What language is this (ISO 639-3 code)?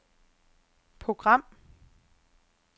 dan